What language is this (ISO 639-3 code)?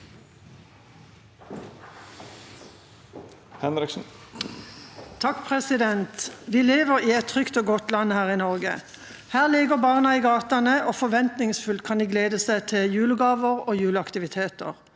nor